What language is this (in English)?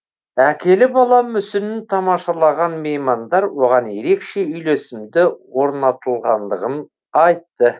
Kazakh